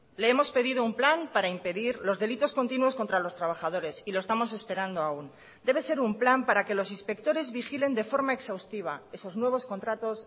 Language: Spanish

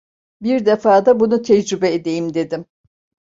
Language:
Turkish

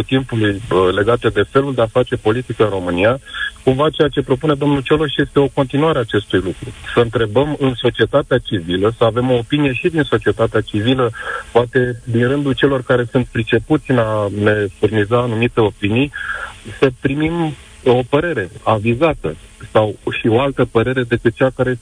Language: Romanian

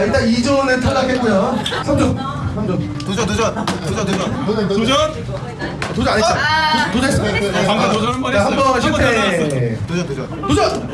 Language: Korean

